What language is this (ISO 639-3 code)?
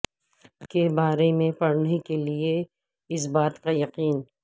urd